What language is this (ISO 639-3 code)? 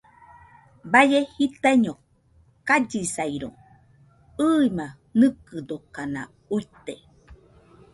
hux